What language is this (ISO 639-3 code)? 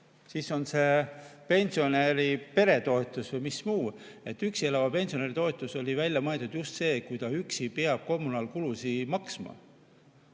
est